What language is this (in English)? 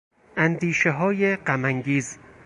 Persian